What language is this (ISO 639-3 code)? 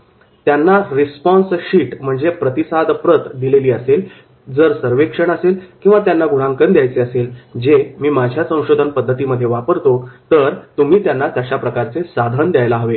mar